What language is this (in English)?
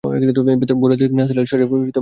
Bangla